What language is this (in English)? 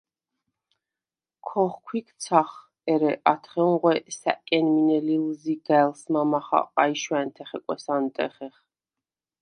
Svan